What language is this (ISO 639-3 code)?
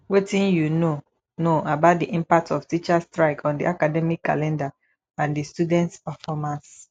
pcm